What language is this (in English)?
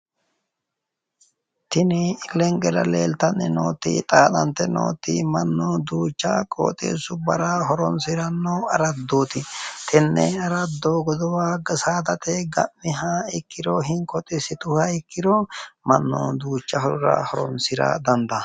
Sidamo